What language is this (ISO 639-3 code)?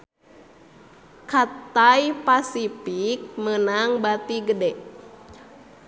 sun